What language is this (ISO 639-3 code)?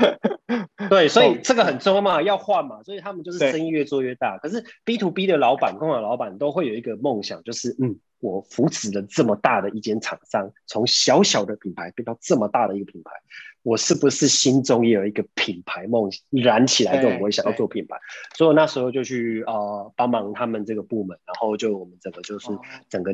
zho